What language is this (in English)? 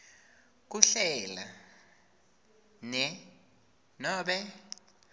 Swati